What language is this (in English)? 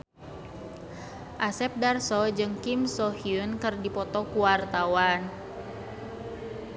Sundanese